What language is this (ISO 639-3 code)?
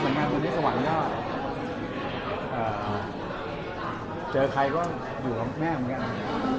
tha